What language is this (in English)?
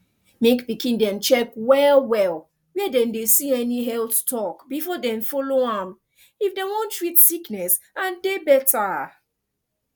Nigerian Pidgin